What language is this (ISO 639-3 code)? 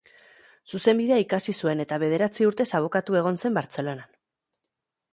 eus